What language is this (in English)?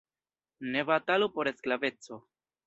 Esperanto